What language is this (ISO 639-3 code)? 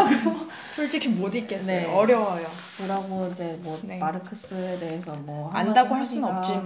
kor